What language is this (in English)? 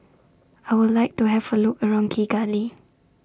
English